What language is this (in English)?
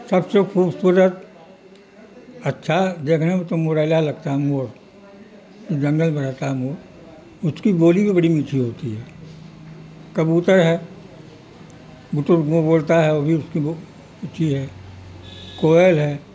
Urdu